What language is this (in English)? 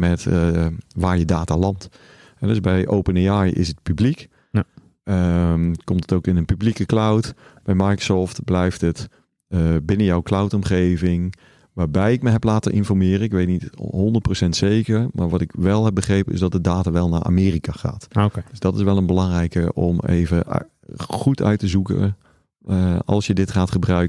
Dutch